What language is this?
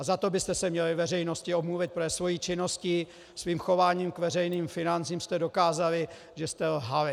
Czech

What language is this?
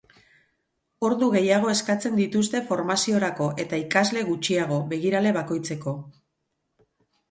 Basque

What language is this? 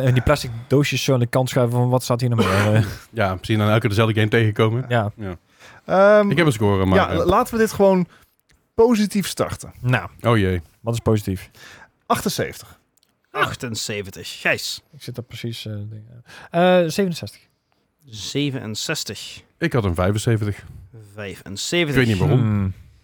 Dutch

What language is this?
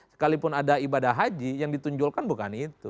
Indonesian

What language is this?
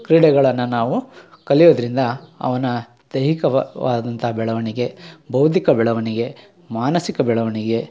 Kannada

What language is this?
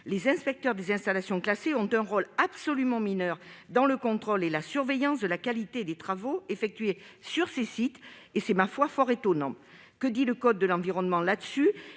French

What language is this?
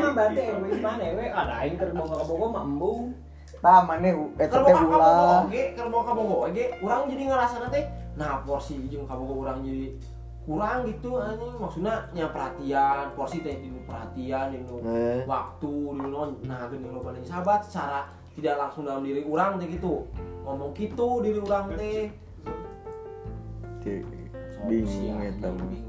Indonesian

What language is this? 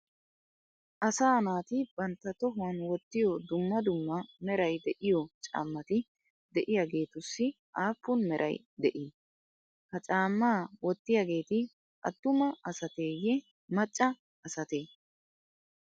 Wolaytta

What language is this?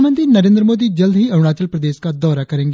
Hindi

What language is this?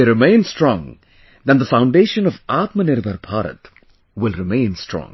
English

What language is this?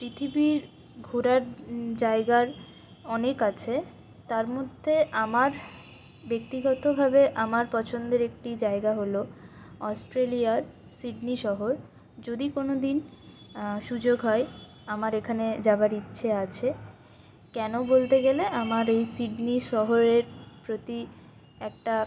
Bangla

